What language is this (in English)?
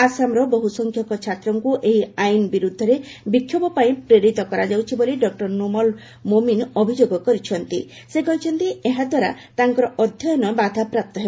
Odia